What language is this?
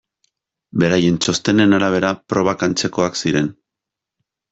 Basque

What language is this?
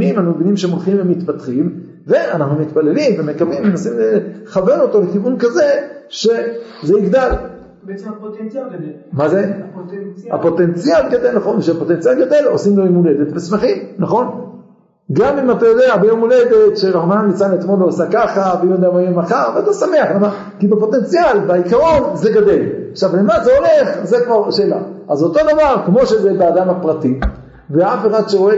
Hebrew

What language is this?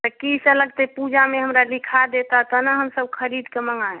Maithili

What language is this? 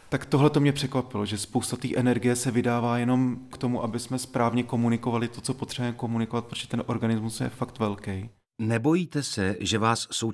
Czech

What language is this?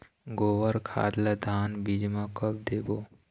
Chhattisgarhi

